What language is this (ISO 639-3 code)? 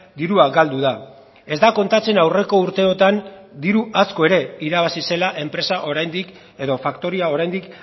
eus